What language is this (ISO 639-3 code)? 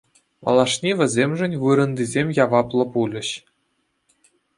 chv